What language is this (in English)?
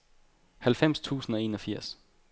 Danish